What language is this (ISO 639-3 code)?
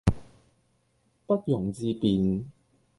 yue